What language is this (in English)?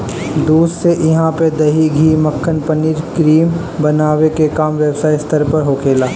Bhojpuri